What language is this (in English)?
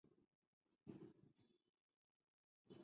Chinese